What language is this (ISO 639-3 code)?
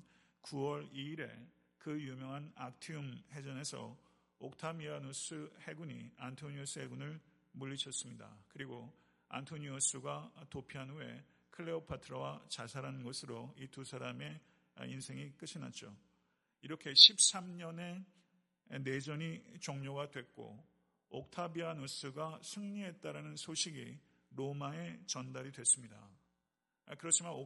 kor